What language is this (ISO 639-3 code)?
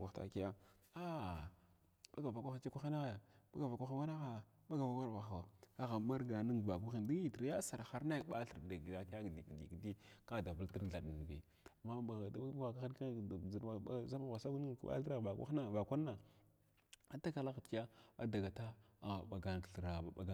glw